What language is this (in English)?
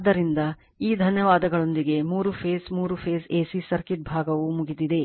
Kannada